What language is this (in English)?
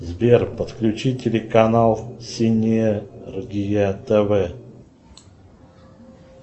Russian